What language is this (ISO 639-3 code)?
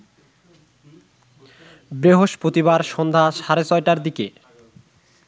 ben